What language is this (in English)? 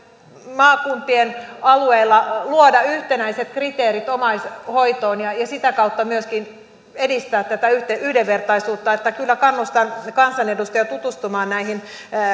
Finnish